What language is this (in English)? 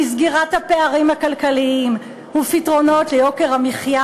Hebrew